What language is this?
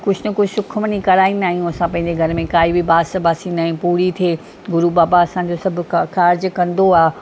Sindhi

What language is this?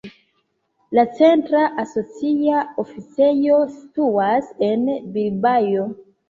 Esperanto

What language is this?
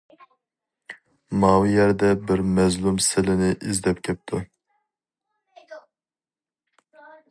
Uyghur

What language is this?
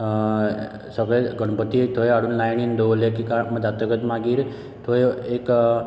Konkani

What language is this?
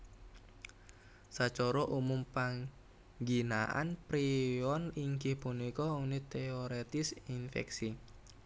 Javanese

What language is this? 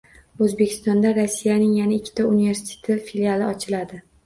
Uzbek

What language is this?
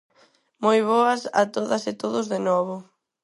Galician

